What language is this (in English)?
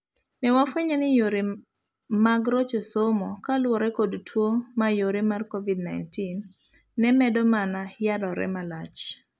Luo (Kenya and Tanzania)